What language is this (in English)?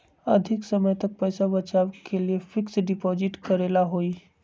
Magahi